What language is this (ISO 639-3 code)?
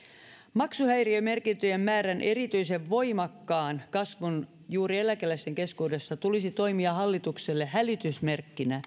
fin